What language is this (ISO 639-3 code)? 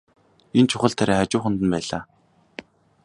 mon